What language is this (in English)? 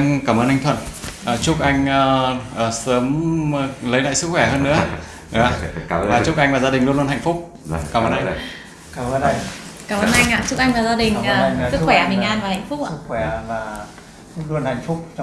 Vietnamese